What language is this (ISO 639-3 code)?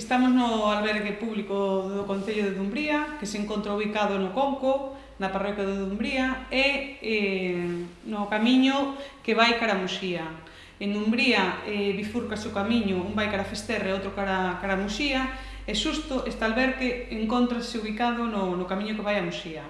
glg